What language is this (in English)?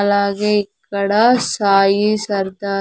Telugu